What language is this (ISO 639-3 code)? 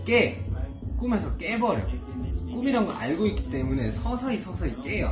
kor